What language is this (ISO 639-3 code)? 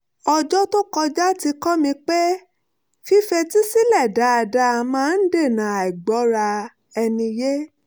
yor